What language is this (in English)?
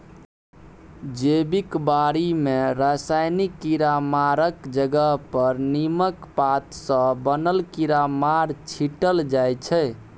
Maithili